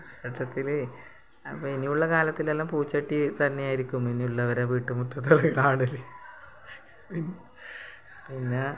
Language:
Malayalam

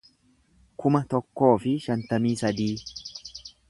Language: Oromo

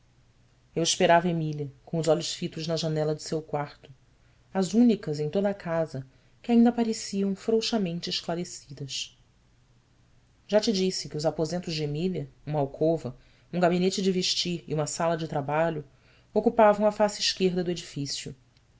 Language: Portuguese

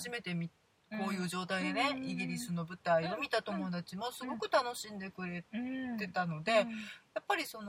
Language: Japanese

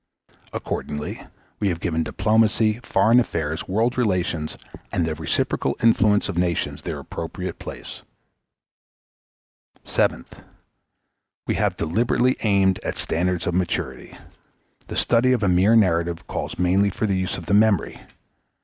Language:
English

